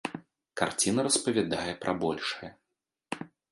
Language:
Belarusian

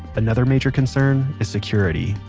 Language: English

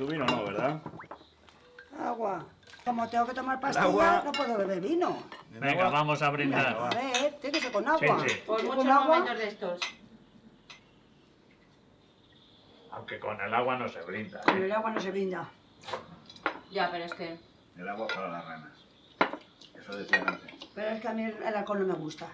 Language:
Spanish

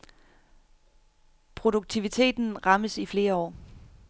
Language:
Danish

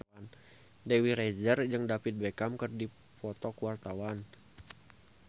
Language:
Sundanese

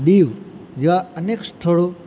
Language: Gujarati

